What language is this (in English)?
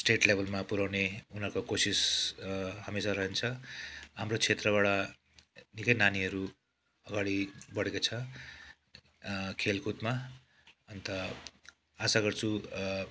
Nepali